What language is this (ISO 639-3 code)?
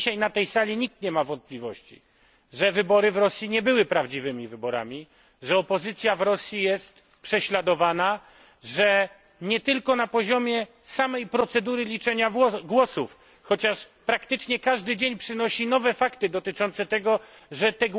pol